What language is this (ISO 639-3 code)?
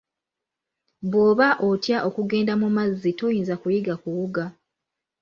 lug